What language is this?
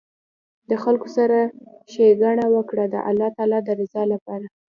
Pashto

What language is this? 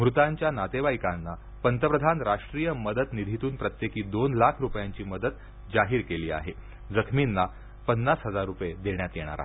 Marathi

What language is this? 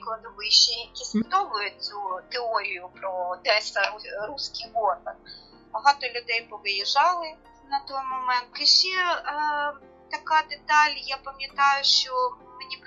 Ukrainian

